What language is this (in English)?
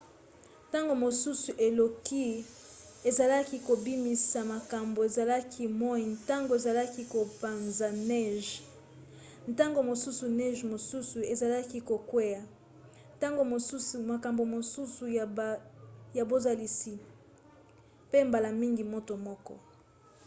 Lingala